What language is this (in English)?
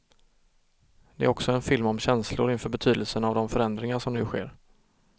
Swedish